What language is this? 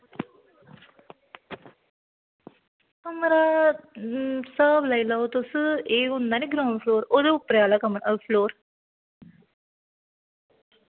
Dogri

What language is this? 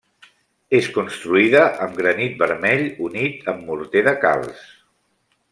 Catalan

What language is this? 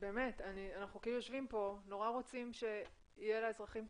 Hebrew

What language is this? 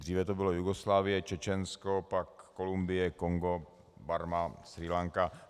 Czech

